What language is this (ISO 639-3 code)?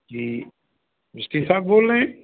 snd